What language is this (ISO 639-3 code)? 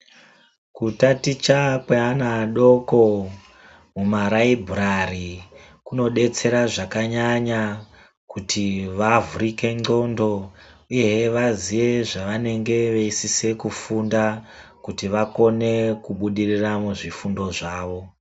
ndc